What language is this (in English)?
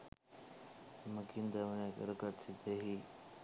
Sinhala